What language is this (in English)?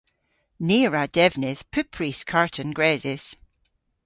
Cornish